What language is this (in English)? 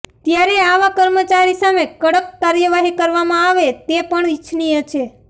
Gujarati